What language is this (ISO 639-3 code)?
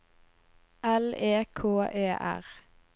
nor